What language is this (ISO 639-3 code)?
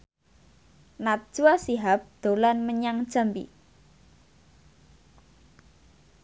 jav